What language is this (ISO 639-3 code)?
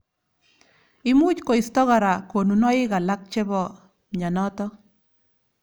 kln